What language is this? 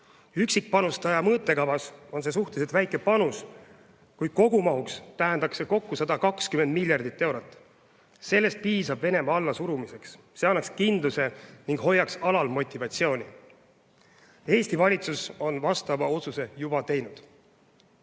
Estonian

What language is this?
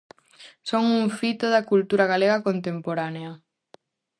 Galician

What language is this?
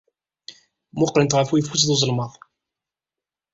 Kabyle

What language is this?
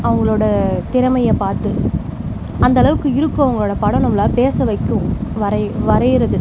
Tamil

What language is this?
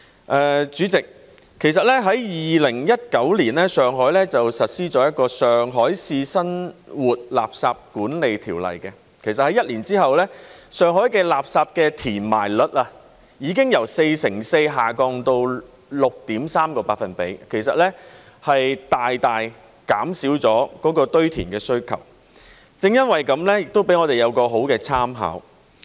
Cantonese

